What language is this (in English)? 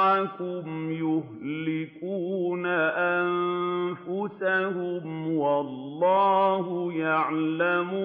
Arabic